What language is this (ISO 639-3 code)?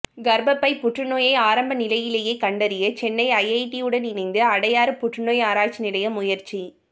tam